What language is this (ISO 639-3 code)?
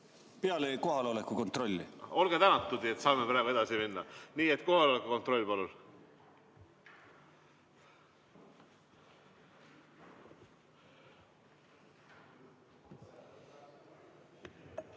est